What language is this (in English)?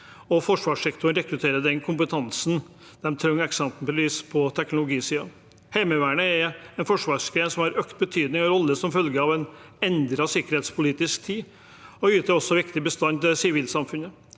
Norwegian